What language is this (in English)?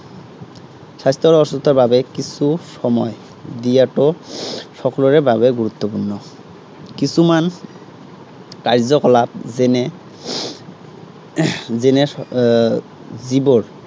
Assamese